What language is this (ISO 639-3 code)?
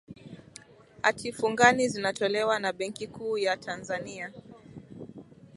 swa